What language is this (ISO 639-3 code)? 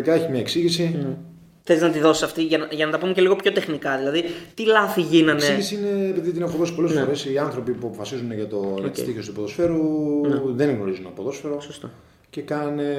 ell